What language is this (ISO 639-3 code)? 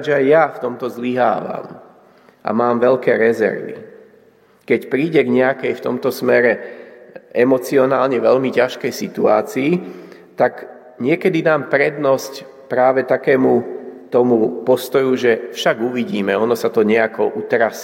slk